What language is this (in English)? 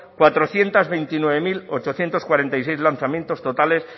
Spanish